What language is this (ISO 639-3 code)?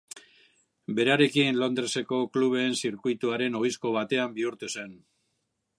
eus